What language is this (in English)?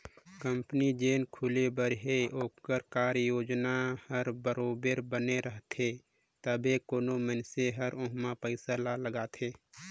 Chhattisgarhi